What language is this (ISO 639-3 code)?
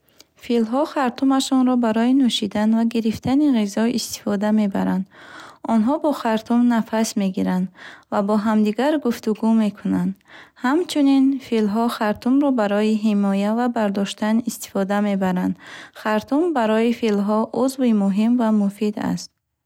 bhh